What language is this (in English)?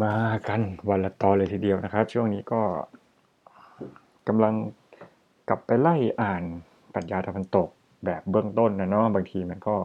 Thai